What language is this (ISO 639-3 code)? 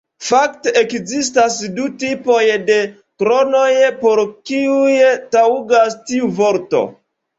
epo